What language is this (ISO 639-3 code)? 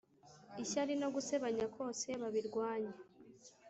kin